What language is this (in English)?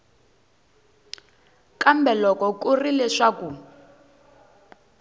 Tsonga